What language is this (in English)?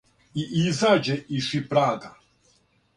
Serbian